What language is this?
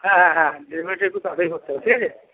Bangla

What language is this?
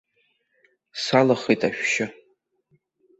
Abkhazian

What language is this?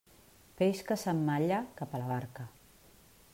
Catalan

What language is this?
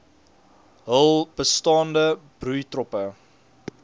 Afrikaans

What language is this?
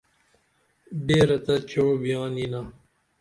Dameli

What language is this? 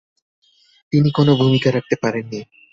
Bangla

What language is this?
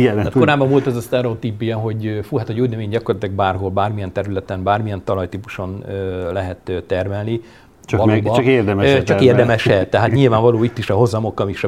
Hungarian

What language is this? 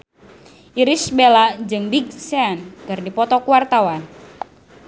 Sundanese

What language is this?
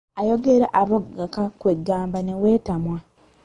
Ganda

